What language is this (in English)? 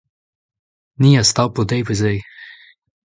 Breton